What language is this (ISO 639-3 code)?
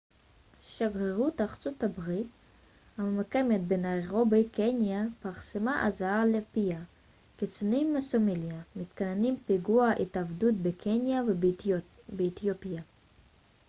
heb